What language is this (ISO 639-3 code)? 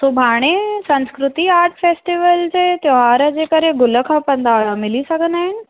snd